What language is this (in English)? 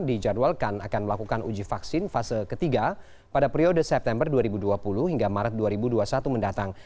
Indonesian